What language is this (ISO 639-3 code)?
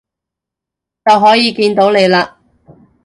yue